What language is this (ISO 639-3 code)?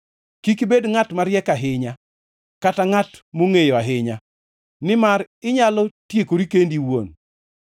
luo